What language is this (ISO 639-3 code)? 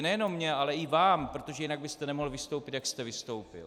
ces